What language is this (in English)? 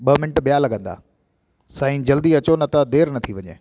Sindhi